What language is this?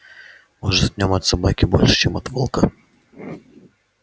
Russian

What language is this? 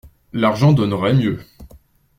French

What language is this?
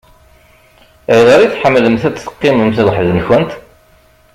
Kabyle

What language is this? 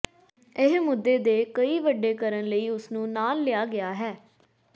Punjabi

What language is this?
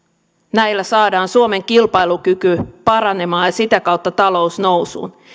Finnish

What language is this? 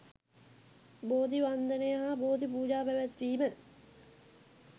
Sinhala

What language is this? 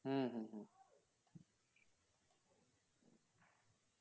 Bangla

